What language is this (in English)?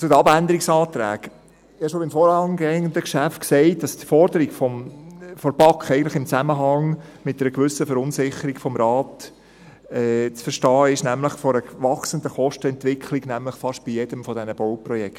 Swiss German